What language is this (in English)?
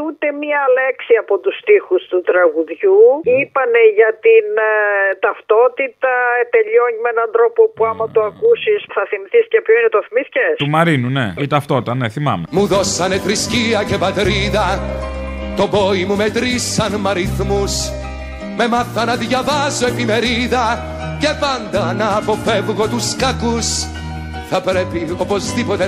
Greek